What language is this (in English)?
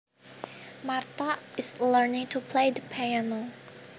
Javanese